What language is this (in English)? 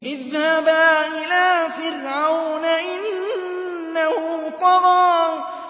Arabic